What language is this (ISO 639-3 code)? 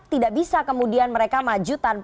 ind